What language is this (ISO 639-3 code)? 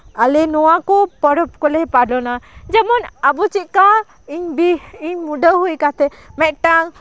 sat